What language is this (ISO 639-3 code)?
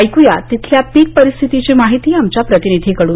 mar